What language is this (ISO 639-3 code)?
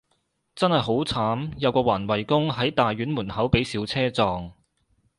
yue